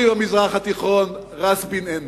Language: Hebrew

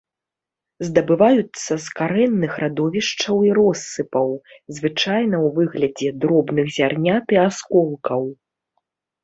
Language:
Belarusian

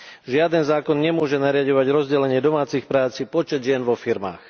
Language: Slovak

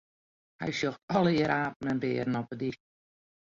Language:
Western Frisian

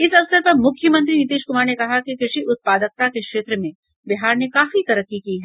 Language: Hindi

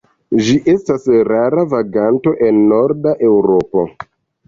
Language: Esperanto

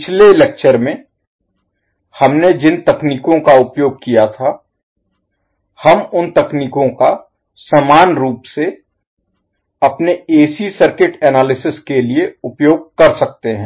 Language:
Hindi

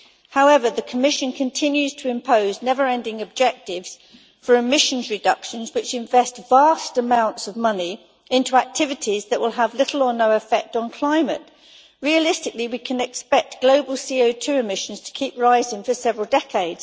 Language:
English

